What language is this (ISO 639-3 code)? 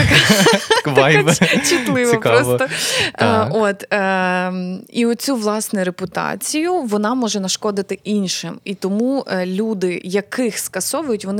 ukr